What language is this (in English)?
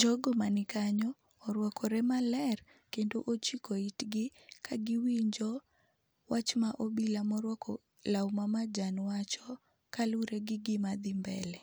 Luo (Kenya and Tanzania)